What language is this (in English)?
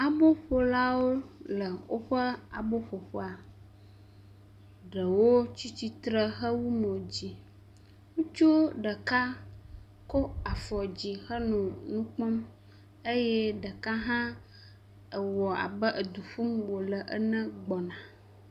Ewe